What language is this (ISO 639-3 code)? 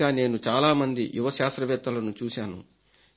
tel